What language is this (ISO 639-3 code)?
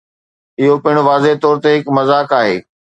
snd